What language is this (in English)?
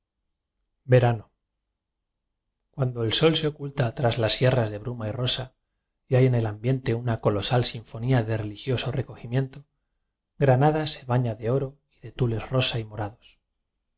Spanish